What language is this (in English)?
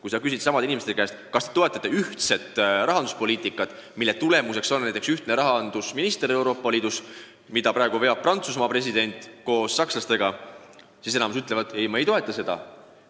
Estonian